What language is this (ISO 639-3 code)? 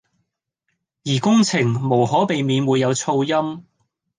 yue